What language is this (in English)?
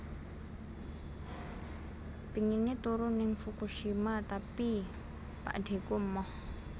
Javanese